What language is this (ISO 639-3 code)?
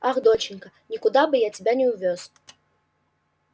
rus